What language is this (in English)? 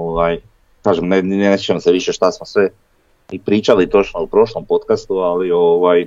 Croatian